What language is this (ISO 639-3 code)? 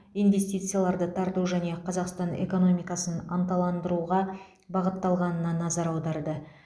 kaz